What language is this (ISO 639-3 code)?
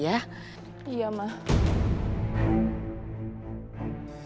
ind